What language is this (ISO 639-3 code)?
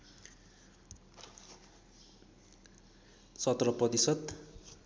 nep